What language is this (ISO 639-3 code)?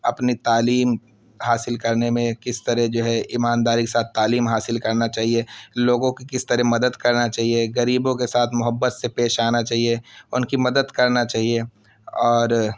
urd